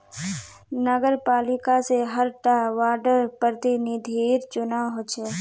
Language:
Magahi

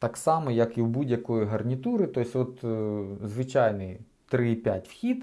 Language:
Ukrainian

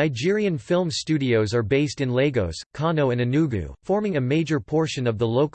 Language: English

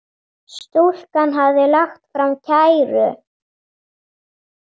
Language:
Icelandic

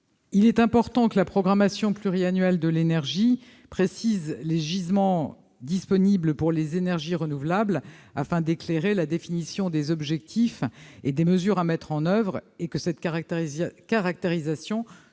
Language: French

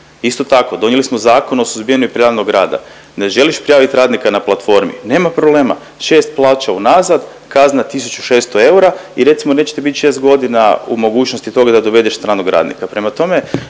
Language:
Croatian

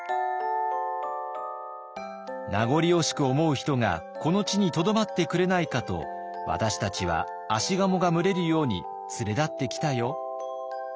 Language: Japanese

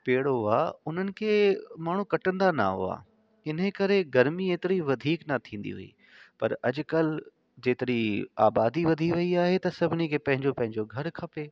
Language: Sindhi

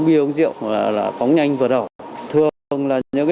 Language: Vietnamese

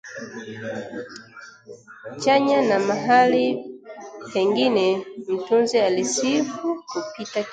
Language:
Swahili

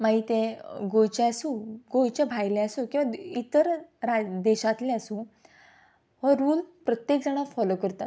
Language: Konkani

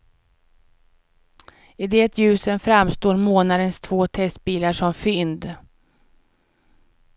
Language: Swedish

